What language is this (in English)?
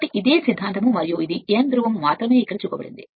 Telugu